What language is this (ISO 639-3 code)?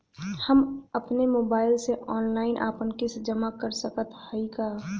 bho